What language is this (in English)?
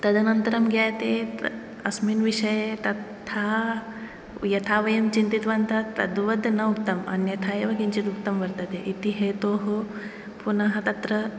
Sanskrit